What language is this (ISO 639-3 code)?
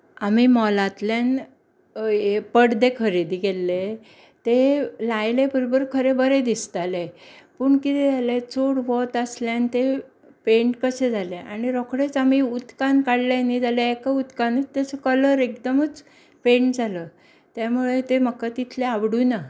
kok